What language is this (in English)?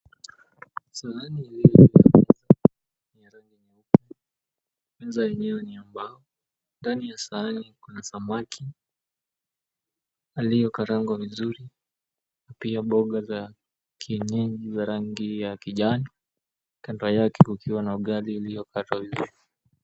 Swahili